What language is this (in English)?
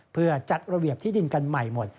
Thai